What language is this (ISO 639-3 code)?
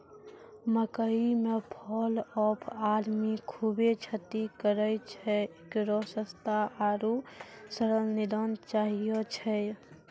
mai